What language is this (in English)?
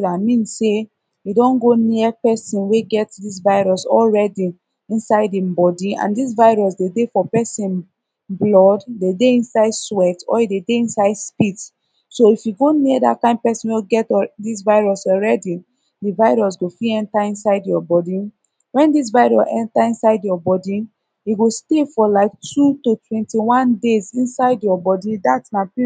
Nigerian Pidgin